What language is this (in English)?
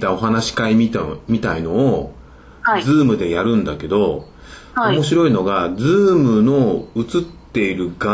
Japanese